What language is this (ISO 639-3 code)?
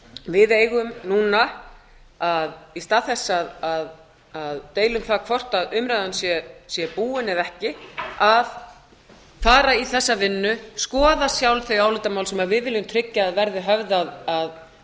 isl